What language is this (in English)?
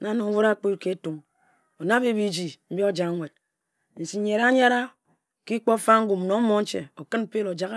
Ejagham